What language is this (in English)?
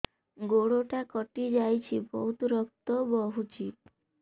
Odia